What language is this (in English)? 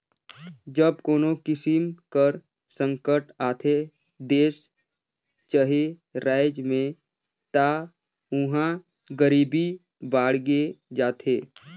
Chhattisgarhi